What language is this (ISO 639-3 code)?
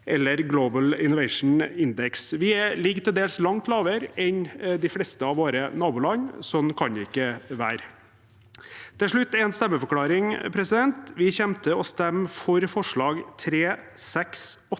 nor